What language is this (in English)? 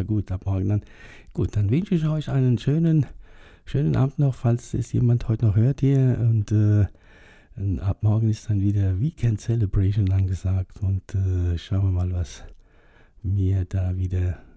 German